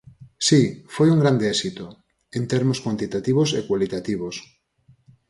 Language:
Galician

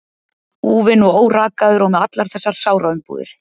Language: Icelandic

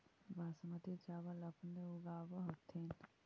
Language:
Magahi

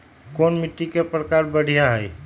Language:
Magahi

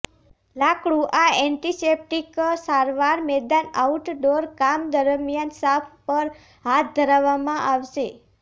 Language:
Gujarati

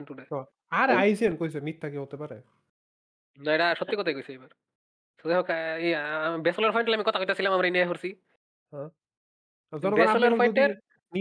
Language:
Bangla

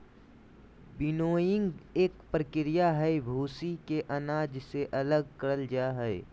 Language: Magahi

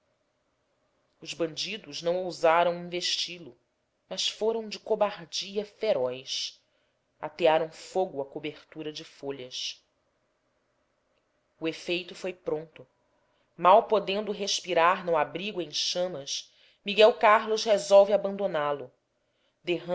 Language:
Portuguese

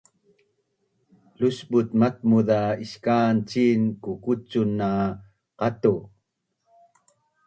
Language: Bunun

